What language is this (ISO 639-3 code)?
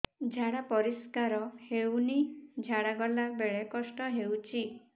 ori